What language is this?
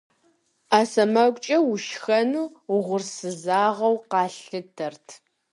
Kabardian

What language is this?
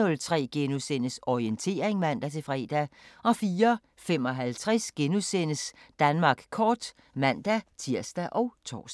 Danish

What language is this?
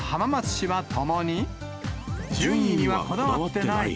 Japanese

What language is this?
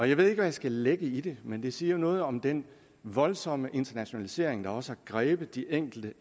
Danish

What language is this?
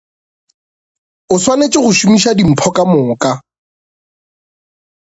Northern Sotho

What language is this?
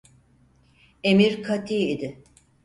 Turkish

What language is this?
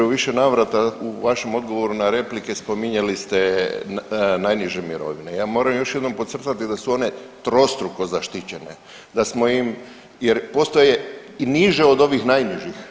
Croatian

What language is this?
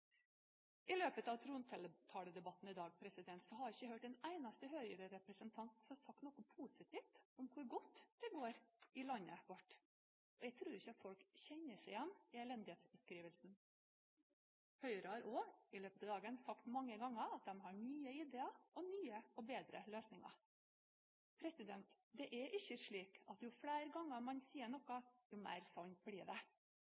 Norwegian Bokmål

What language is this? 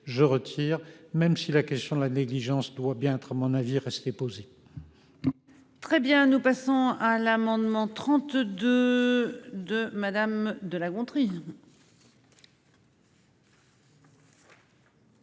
French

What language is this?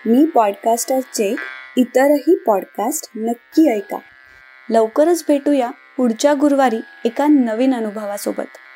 Marathi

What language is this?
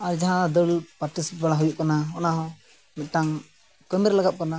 Santali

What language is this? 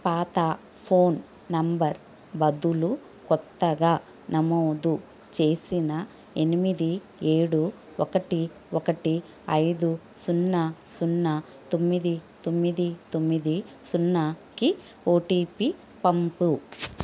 Telugu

